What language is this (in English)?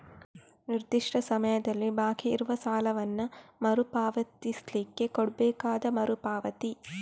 Kannada